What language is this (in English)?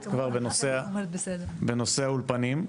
Hebrew